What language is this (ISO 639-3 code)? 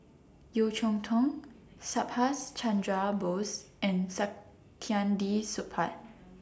eng